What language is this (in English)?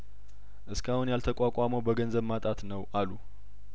Amharic